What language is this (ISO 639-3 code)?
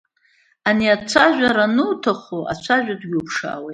abk